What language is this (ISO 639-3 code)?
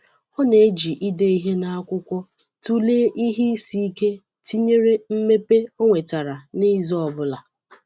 ibo